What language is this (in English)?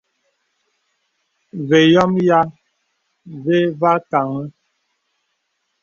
Bebele